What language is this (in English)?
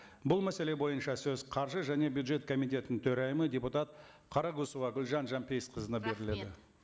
Kazakh